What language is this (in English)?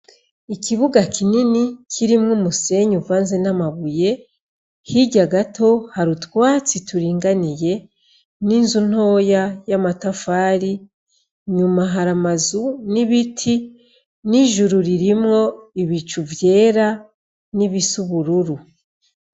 Rundi